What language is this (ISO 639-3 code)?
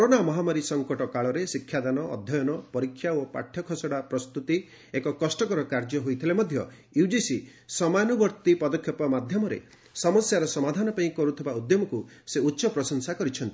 ori